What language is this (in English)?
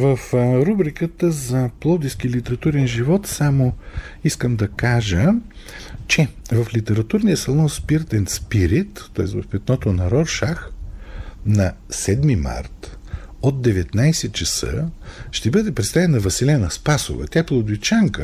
Bulgarian